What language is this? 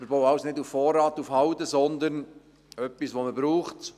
Swiss German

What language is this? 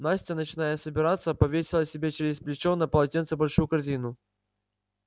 Russian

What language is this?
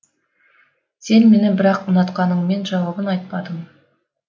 Kazakh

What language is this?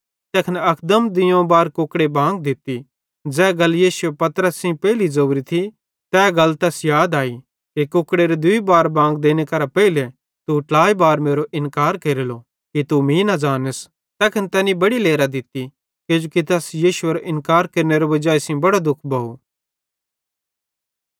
Bhadrawahi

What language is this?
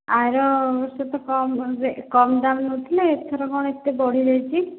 Odia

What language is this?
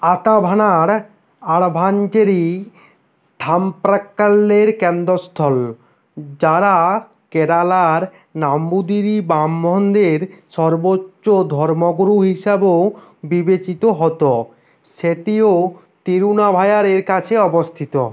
Bangla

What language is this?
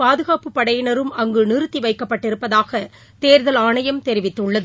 Tamil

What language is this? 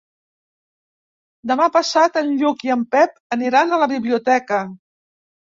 Catalan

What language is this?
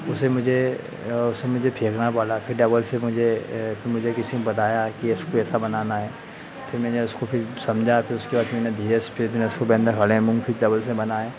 Hindi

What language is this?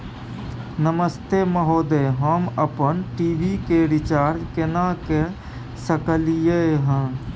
Maithili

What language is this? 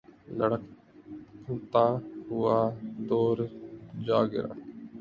Urdu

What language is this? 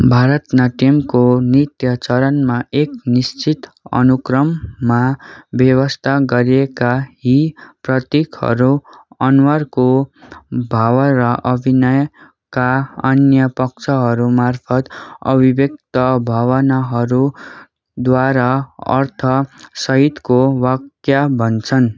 Nepali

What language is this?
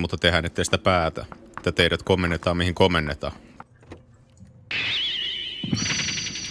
Finnish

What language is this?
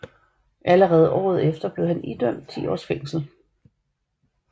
Danish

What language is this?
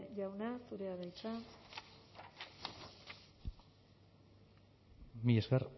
Basque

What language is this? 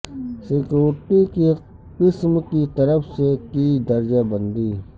Urdu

